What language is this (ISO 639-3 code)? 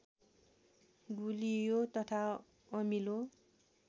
nep